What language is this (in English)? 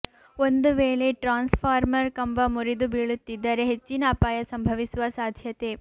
Kannada